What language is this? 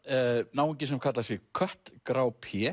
Icelandic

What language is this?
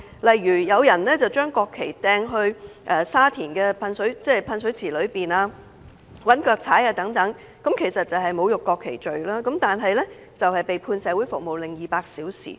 Cantonese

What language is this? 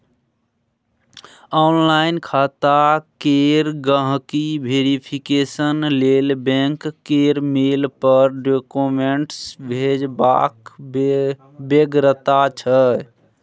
Maithili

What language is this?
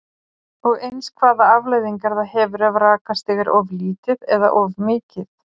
Icelandic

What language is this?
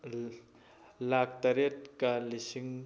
Manipuri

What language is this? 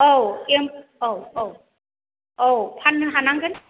Bodo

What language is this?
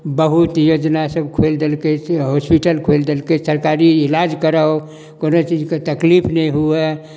Maithili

